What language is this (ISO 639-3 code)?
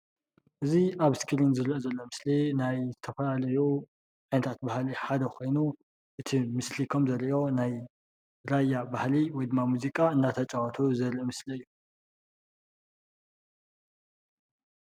tir